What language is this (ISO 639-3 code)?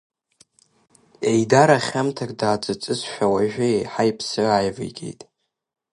abk